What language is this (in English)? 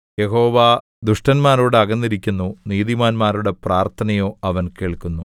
Malayalam